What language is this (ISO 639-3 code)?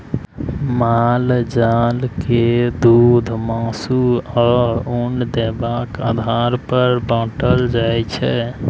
mai